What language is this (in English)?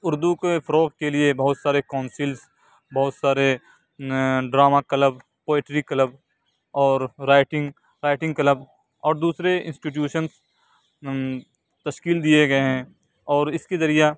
Urdu